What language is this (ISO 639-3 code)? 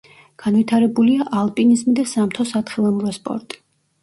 kat